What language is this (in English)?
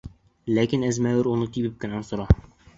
Bashkir